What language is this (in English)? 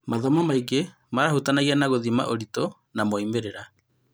Kikuyu